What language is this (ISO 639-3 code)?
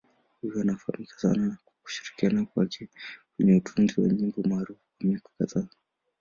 swa